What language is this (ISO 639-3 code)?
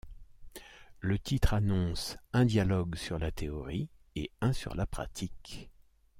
fra